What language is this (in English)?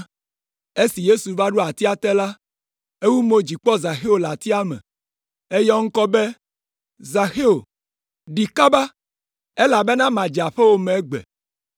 Ewe